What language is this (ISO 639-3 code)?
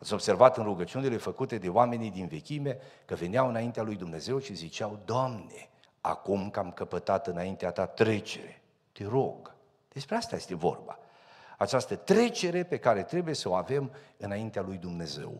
ron